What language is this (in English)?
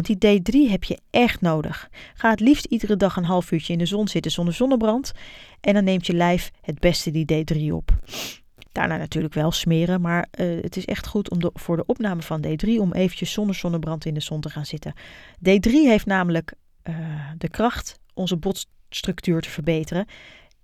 Dutch